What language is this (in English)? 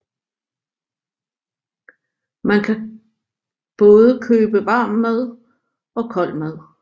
Danish